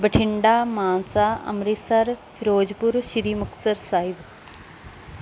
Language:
Punjabi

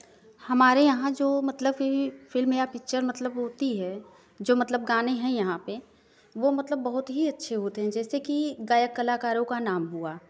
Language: Hindi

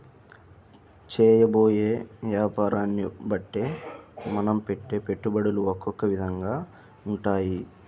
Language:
Telugu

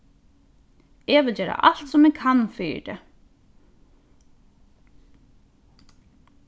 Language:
Faroese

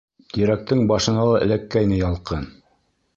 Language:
Bashkir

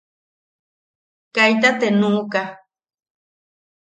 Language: Yaqui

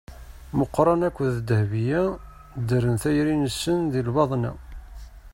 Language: Kabyle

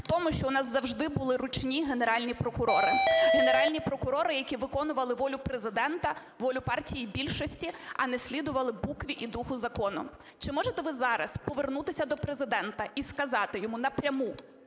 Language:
Ukrainian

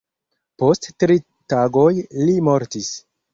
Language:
Esperanto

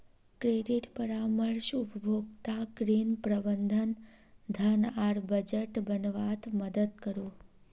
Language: Magahi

